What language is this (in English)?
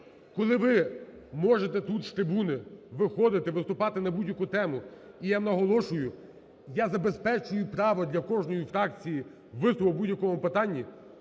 Ukrainian